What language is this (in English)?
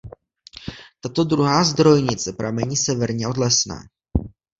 Czech